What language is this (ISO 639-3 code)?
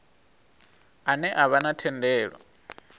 ven